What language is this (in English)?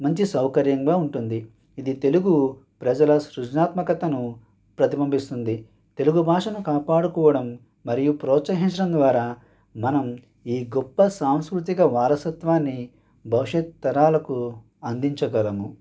Telugu